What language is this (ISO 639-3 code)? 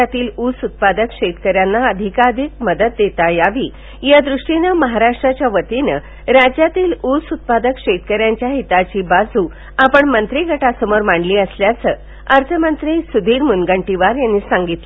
mar